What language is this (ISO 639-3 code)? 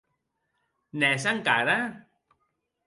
oci